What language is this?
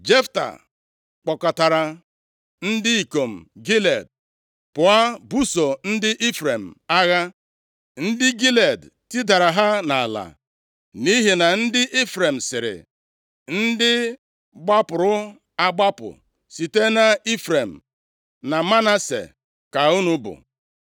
Igbo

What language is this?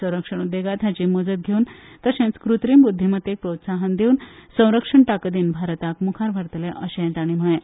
Konkani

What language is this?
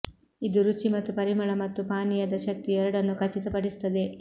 Kannada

